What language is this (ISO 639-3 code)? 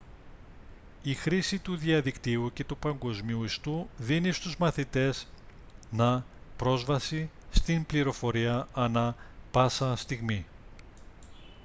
ell